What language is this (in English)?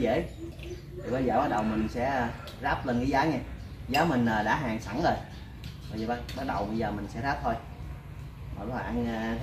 Vietnamese